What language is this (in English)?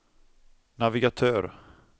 Swedish